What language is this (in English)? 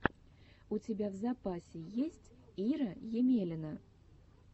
Russian